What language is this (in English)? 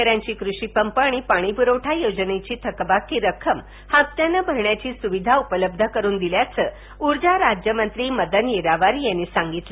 Marathi